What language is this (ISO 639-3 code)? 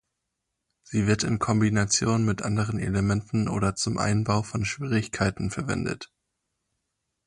deu